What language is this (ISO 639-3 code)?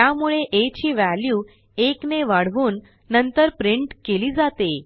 mar